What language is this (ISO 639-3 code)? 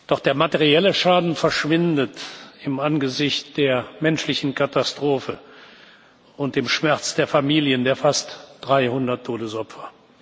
deu